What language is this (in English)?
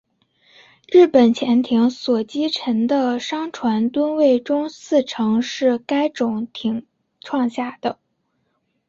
Chinese